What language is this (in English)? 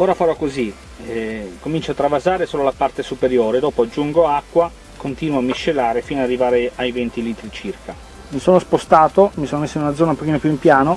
Italian